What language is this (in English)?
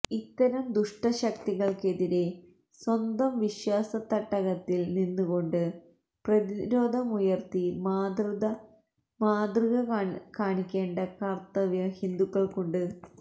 Malayalam